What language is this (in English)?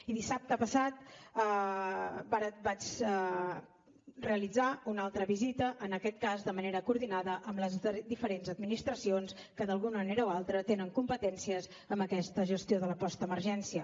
Catalan